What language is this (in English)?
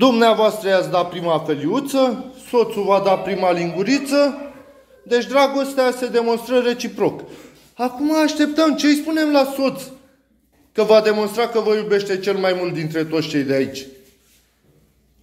Romanian